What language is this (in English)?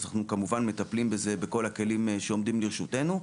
Hebrew